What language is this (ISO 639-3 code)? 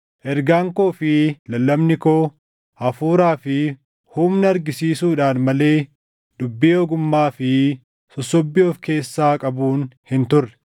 orm